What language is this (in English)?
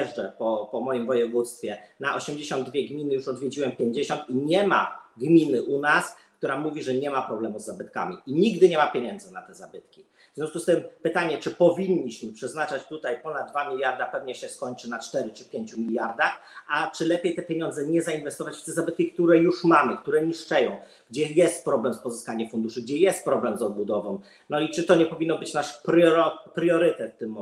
Polish